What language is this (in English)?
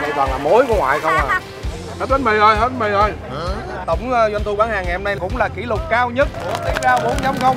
Vietnamese